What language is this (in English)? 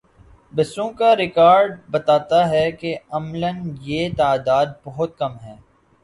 Urdu